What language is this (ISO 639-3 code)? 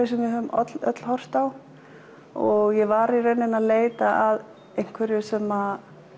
isl